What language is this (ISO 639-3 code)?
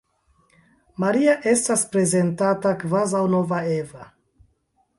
epo